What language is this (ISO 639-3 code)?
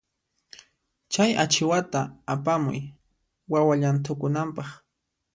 qxp